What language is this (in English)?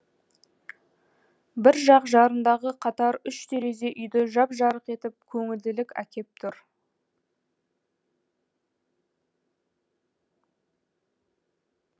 Kazakh